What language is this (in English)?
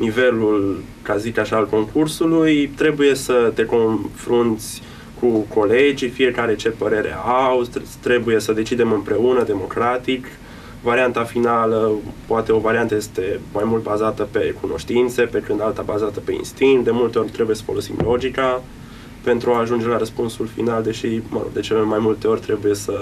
Romanian